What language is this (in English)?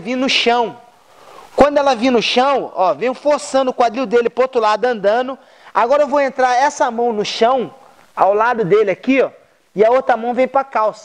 Portuguese